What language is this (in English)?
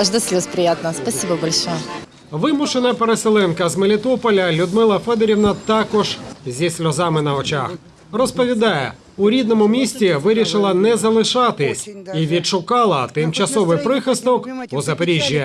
Ukrainian